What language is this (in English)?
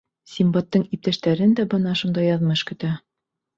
Bashkir